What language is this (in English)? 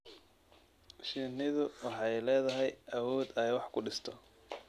Somali